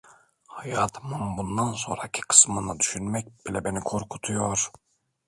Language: Turkish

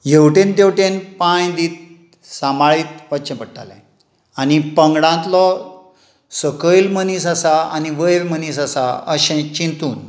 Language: Konkani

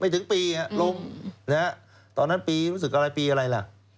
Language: Thai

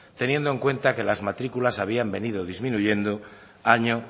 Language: Spanish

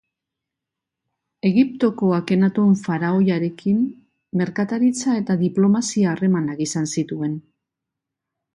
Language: Basque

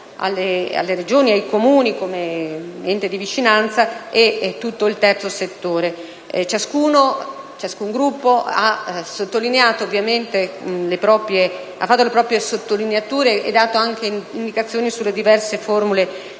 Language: Italian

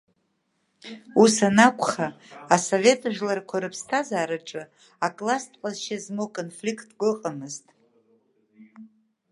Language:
Abkhazian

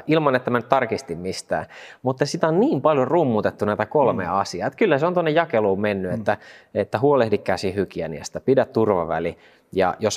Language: Finnish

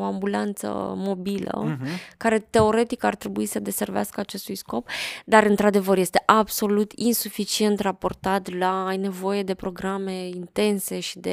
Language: Romanian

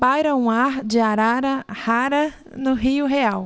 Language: Portuguese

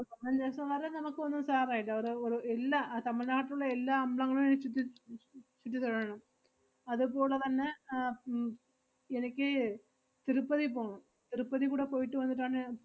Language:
Malayalam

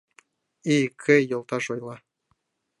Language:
Mari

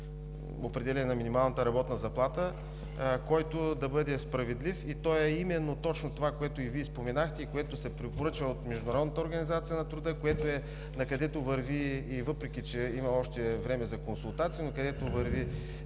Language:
Bulgarian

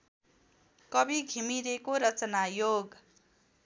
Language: Nepali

